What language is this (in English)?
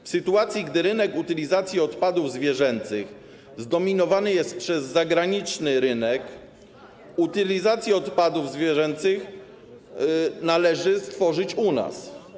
Polish